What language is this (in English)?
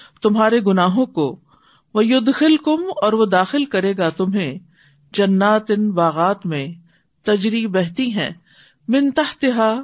Urdu